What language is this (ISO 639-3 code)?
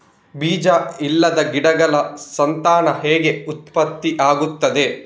kan